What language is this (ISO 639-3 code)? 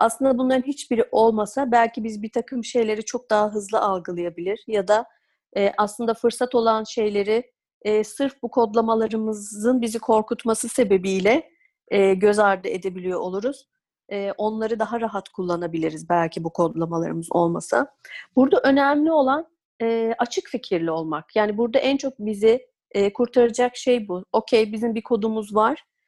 tur